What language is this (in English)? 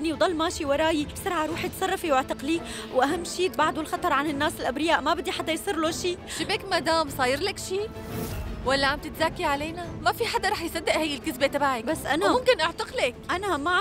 Arabic